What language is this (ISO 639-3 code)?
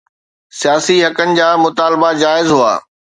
snd